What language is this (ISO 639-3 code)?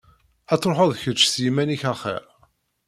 kab